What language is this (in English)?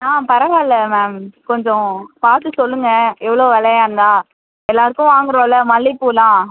Tamil